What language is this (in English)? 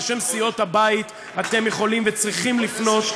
Hebrew